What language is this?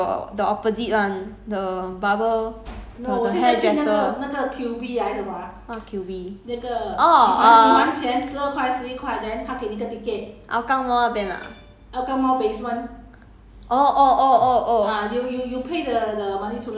English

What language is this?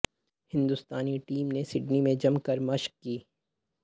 Urdu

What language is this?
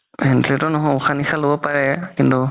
Assamese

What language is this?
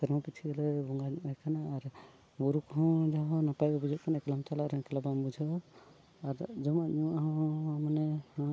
Santali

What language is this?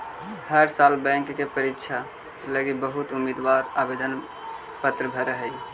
Magahi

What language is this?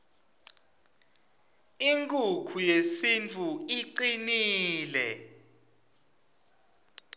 Swati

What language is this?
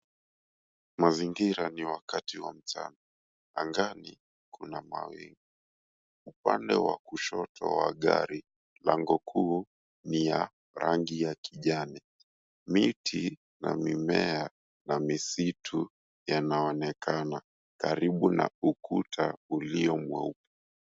Swahili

